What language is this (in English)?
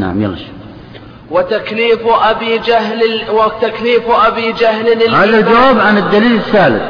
Arabic